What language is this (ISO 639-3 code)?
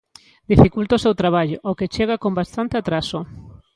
glg